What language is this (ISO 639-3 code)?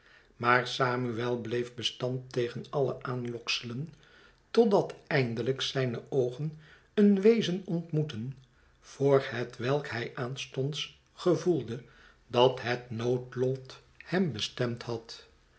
nld